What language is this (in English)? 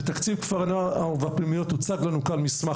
Hebrew